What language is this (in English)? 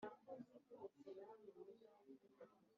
Kinyarwanda